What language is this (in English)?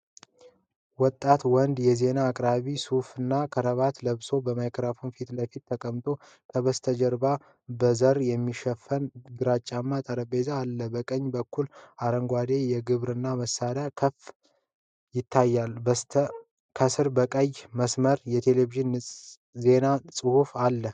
Amharic